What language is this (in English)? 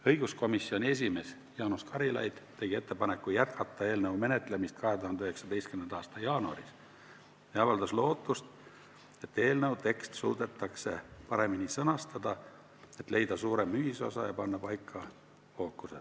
Estonian